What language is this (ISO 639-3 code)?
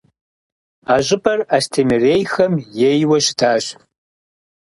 kbd